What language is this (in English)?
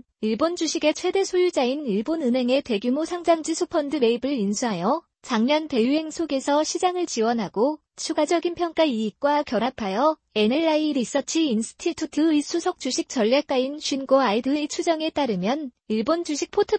Korean